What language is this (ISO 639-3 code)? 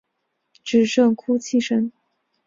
zho